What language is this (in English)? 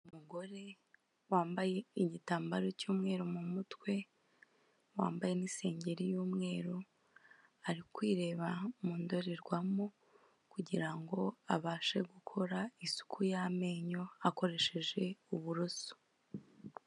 Kinyarwanda